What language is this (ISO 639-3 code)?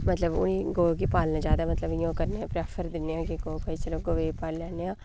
doi